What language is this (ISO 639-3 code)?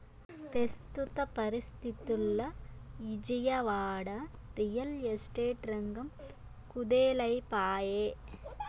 tel